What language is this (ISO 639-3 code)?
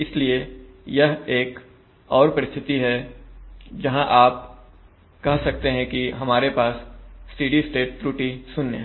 hin